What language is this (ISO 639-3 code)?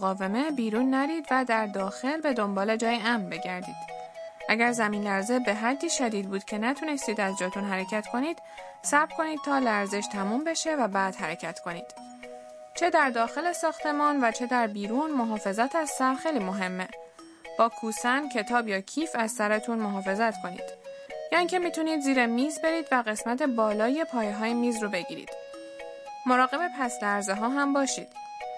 fas